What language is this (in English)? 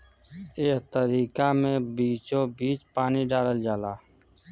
Bhojpuri